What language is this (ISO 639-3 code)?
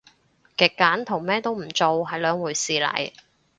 yue